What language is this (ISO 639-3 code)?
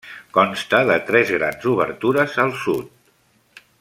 cat